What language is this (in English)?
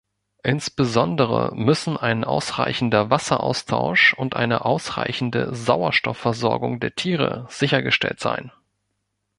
German